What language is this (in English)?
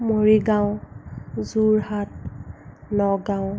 Assamese